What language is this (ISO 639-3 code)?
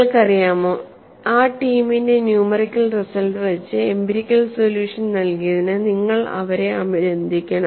mal